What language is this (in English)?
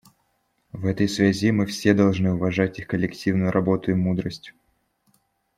Russian